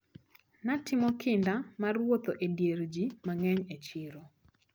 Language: Luo (Kenya and Tanzania)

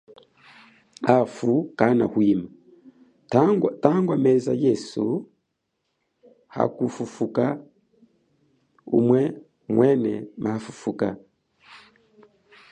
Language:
Chokwe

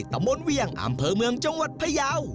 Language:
Thai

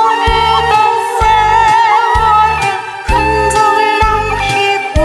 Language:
Korean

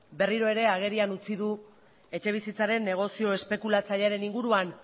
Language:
Basque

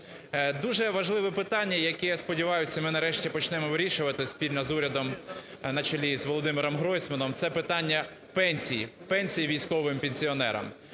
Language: Ukrainian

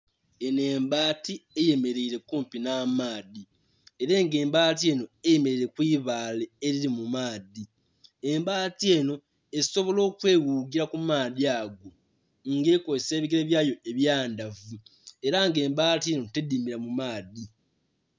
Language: Soga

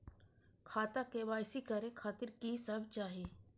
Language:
Maithili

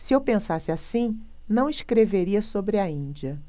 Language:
Portuguese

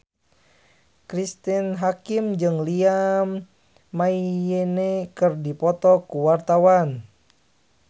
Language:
Sundanese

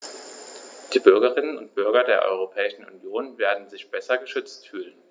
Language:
German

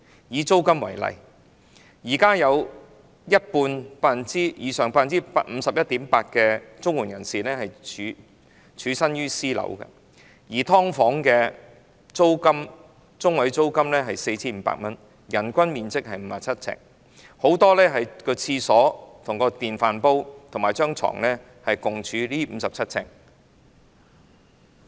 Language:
Cantonese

